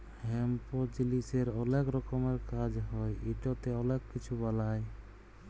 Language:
Bangla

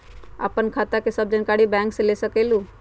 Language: Magahi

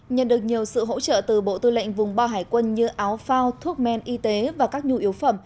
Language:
Vietnamese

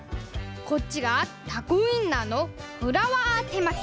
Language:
Japanese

